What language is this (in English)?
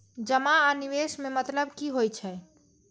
Maithili